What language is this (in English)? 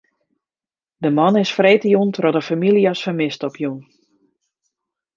Western Frisian